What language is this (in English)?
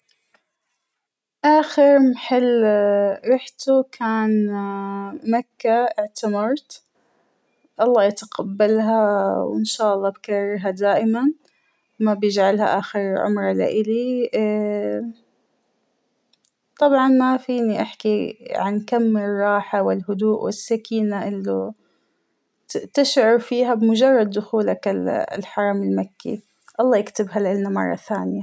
Hijazi Arabic